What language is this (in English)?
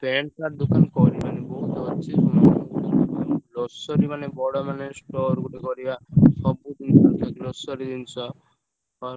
Odia